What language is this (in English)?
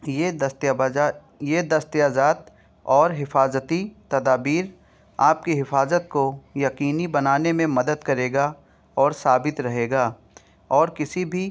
Urdu